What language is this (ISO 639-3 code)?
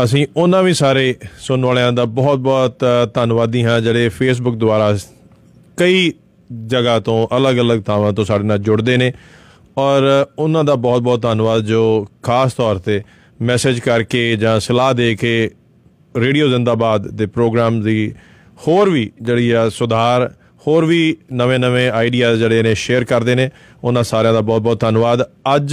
pan